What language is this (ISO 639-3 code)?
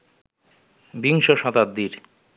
ben